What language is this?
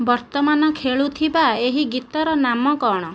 Odia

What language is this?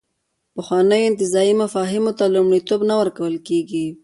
Pashto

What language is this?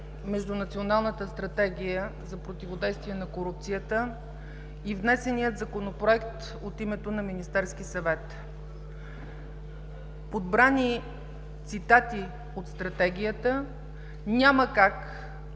Bulgarian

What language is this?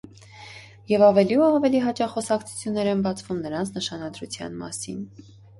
Armenian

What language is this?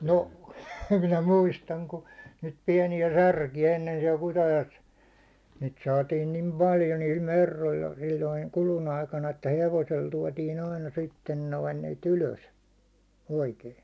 Finnish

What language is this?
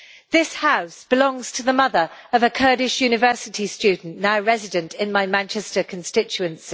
English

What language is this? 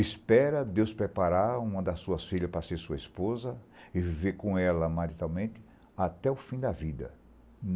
Portuguese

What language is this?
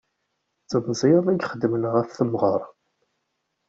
Kabyle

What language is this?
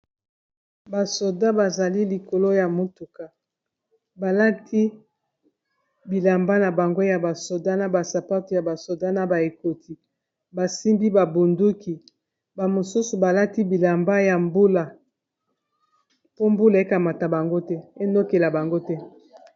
Lingala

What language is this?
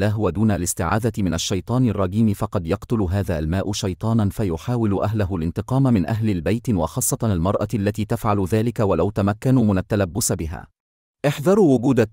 Arabic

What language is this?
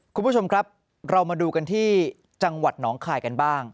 Thai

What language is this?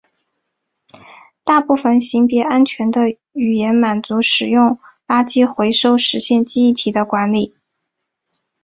Chinese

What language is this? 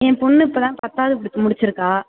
Tamil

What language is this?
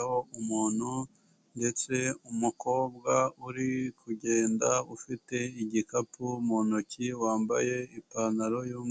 Kinyarwanda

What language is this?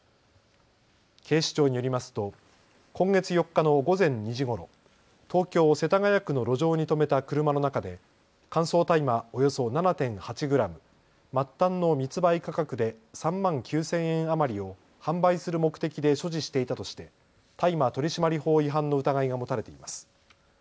Japanese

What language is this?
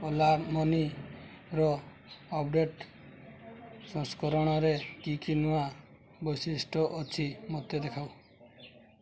Odia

